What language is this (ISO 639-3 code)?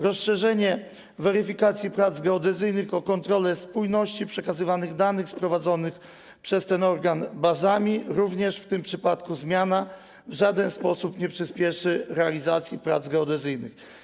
pol